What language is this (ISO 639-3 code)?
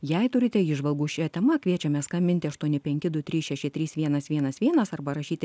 lit